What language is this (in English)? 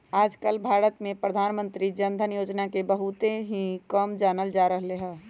Magahi